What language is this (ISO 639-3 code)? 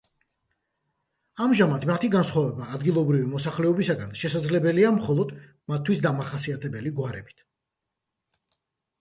kat